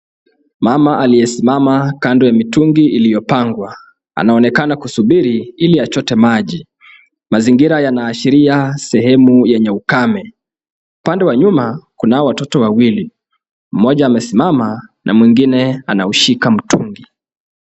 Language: Swahili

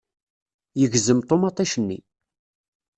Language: Kabyle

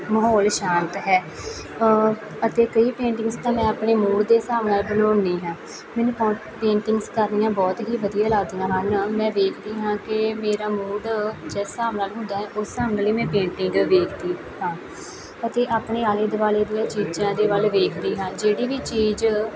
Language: Punjabi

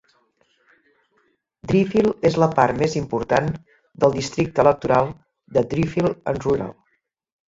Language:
Catalan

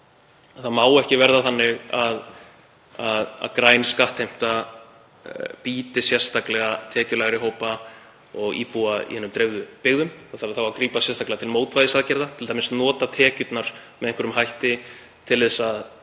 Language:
Icelandic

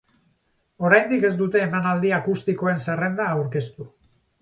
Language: Basque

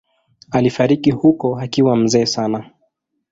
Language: Swahili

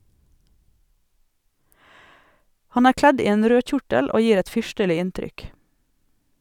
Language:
Norwegian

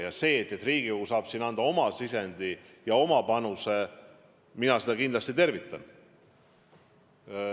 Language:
Estonian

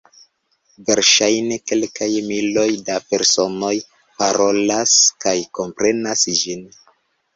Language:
Esperanto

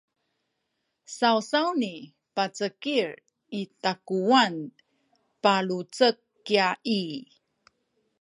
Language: Sakizaya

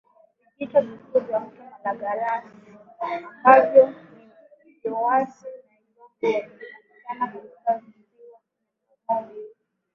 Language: Swahili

